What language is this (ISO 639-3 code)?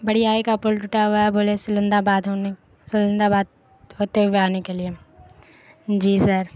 urd